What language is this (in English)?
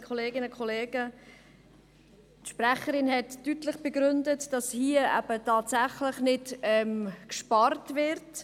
Swiss German